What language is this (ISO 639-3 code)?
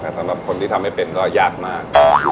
tha